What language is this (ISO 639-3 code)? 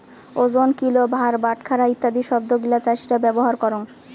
ben